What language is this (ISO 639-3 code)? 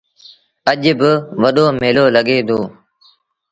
sbn